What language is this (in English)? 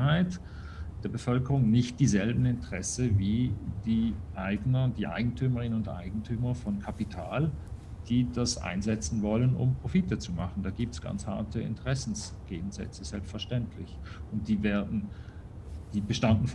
German